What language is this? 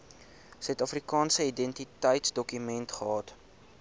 Afrikaans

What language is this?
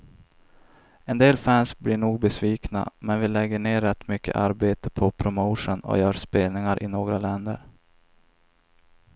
Swedish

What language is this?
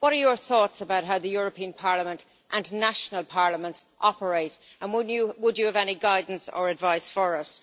English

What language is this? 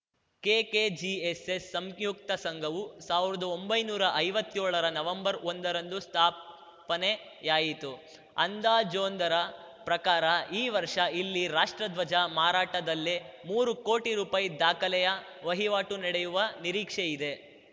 Kannada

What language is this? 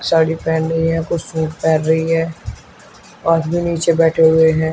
Hindi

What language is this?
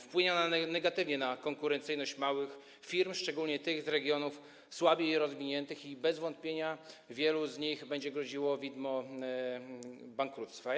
Polish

